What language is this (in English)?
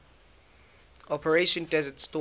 English